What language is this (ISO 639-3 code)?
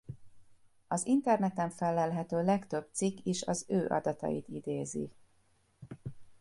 hun